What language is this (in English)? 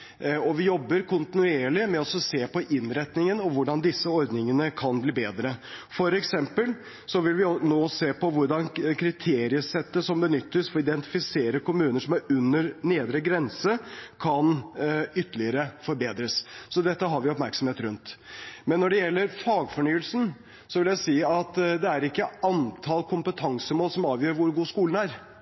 Norwegian Bokmål